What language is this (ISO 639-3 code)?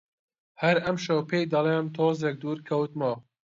ckb